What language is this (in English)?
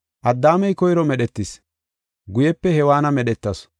Gofa